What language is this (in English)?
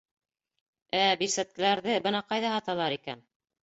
Bashkir